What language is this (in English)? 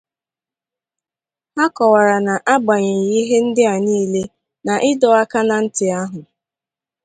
Igbo